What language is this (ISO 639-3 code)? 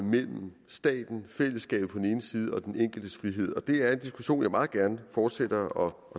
dan